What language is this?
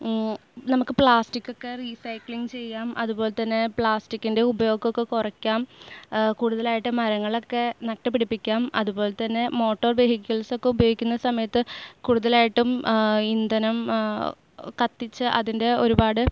Malayalam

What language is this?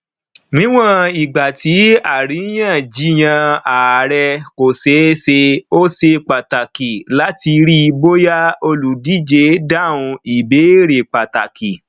Yoruba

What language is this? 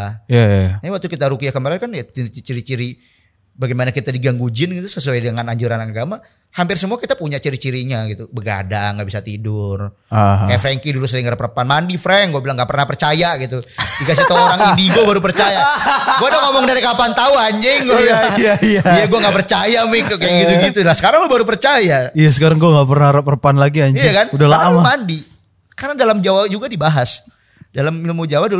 Indonesian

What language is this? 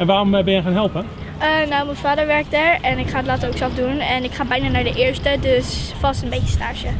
Dutch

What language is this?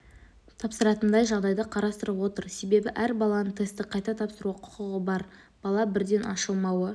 Kazakh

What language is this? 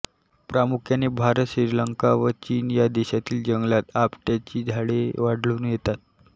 Marathi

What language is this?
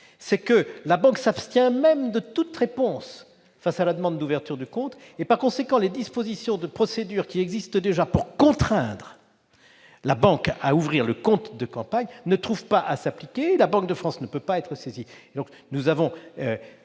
French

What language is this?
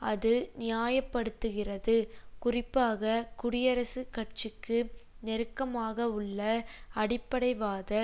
Tamil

